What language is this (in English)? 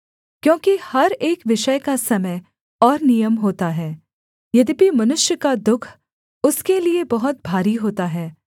Hindi